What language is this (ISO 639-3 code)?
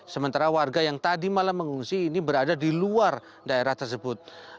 ind